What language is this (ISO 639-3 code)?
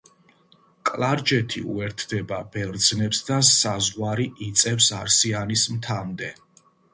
kat